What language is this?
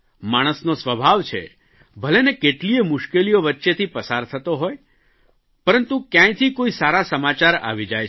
Gujarati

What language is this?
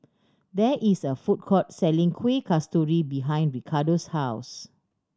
English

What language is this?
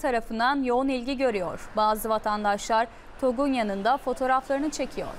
Turkish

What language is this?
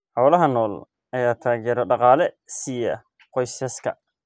Somali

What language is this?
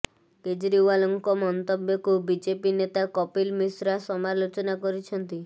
Odia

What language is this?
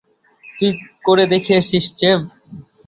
Bangla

